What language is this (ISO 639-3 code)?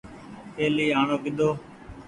gig